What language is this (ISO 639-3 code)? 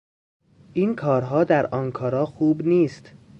fas